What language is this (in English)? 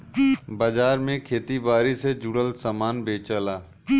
Bhojpuri